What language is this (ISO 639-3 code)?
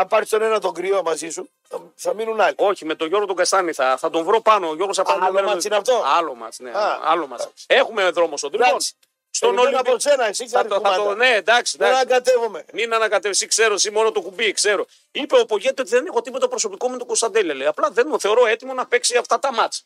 ell